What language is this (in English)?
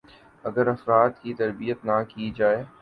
Urdu